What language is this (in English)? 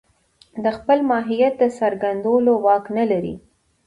Pashto